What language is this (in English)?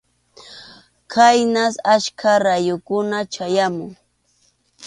Arequipa-La Unión Quechua